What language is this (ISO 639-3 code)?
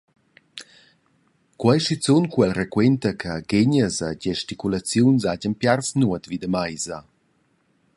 roh